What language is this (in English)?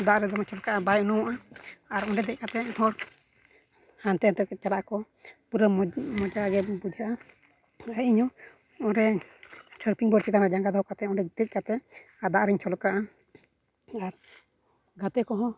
Santali